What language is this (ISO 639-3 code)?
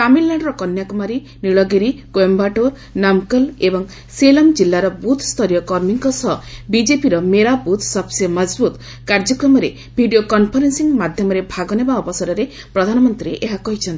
ori